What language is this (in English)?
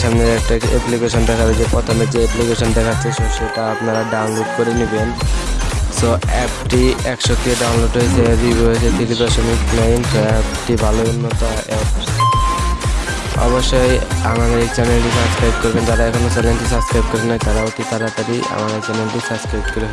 Indonesian